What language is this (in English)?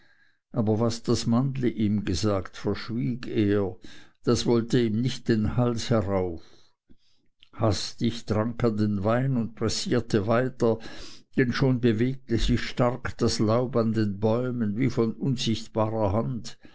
German